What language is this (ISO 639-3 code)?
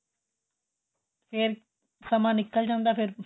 pan